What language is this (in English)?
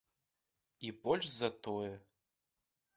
Belarusian